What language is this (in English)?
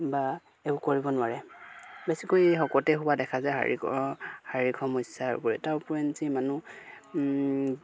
Assamese